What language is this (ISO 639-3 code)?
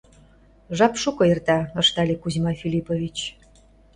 chm